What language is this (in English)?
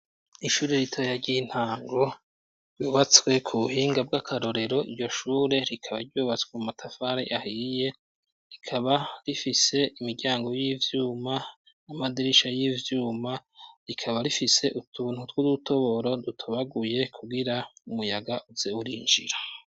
Rundi